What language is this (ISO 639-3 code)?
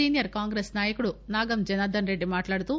tel